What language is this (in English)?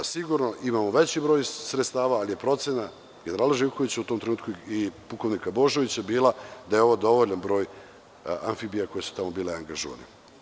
Serbian